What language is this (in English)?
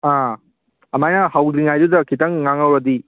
Manipuri